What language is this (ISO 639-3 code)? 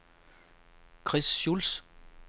dan